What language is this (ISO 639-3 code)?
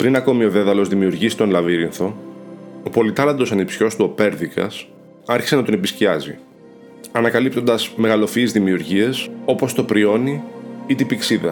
ell